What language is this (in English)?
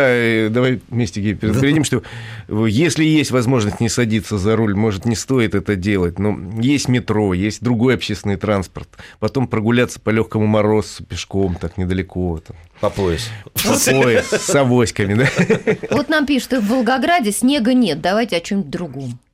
Russian